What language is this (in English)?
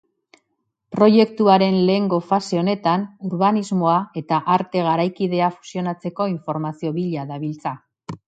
Basque